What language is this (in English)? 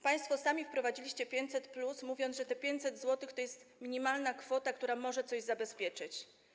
Polish